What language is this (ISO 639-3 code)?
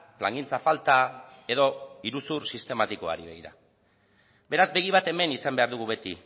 eus